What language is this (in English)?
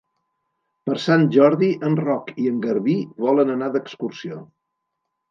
Catalan